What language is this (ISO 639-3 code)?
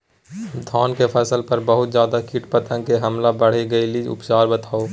mai